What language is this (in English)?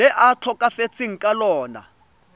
Tswana